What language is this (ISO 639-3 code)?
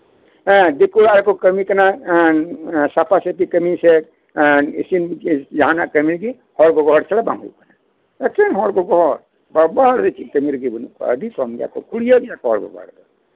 sat